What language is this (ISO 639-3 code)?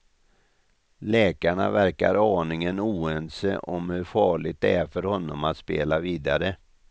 swe